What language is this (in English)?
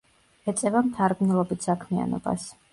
Georgian